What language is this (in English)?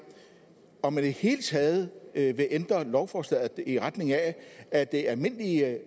Danish